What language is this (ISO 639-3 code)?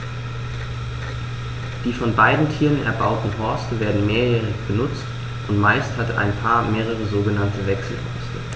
deu